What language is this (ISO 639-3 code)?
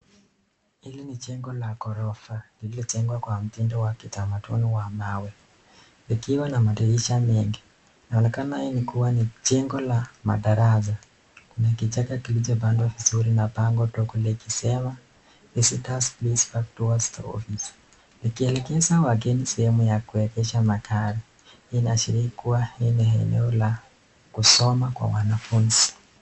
swa